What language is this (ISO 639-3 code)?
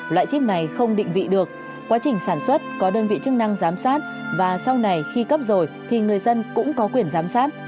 vie